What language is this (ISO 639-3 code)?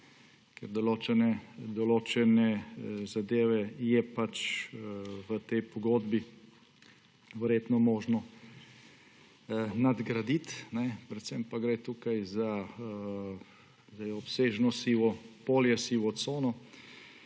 slv